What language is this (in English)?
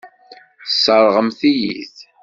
Kabyle